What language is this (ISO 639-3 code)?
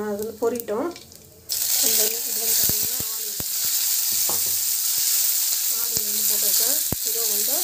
ara